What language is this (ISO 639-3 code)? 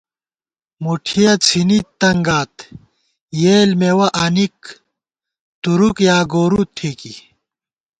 gwt